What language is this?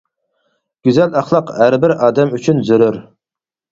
Uyghur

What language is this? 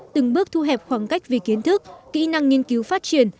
Vietnamese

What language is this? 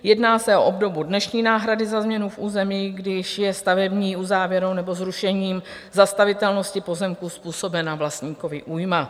Czech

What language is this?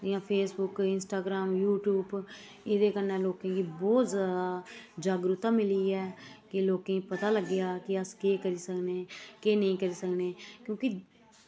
Dogri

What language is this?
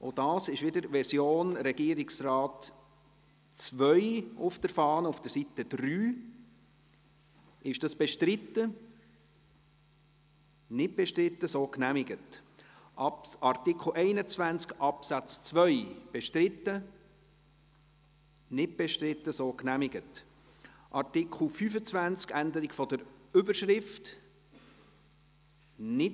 Swiss German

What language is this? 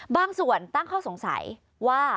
Thai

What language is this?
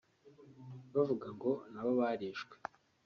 Kinyarwanda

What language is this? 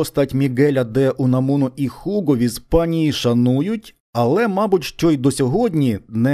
Ukrainian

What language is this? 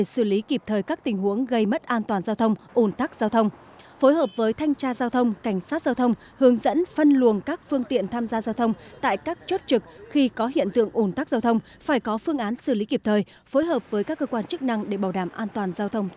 Vietnamese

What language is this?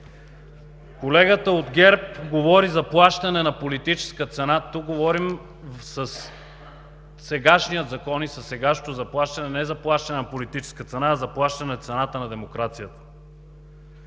Bulgarian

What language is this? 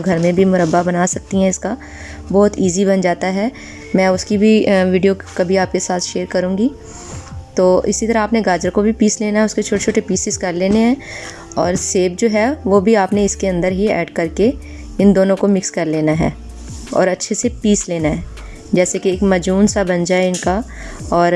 Urdu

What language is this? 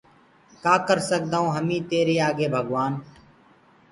Gurgula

